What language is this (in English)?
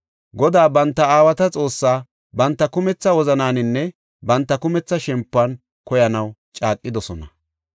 Gofa